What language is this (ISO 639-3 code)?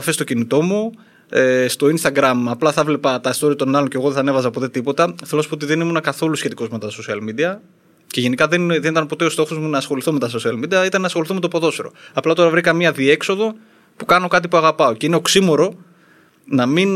ell